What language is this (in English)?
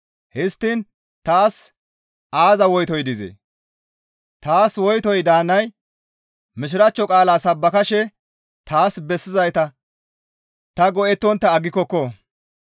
Gamo